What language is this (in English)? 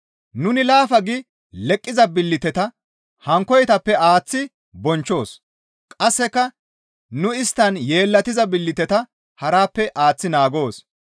Gamo